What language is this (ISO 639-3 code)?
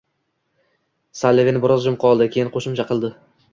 uzb